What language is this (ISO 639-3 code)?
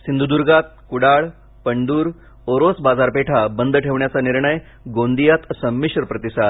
mar